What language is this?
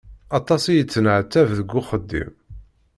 Kabyle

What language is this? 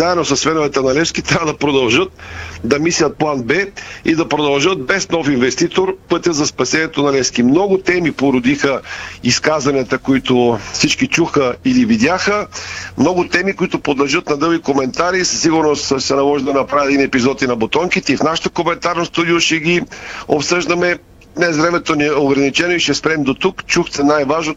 Bulgarian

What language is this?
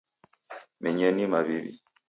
Taita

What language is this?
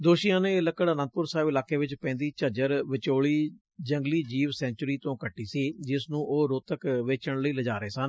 Punjabi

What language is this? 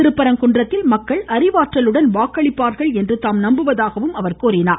Tamil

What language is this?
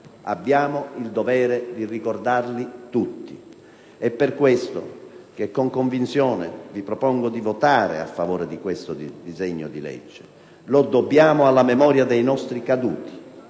Italian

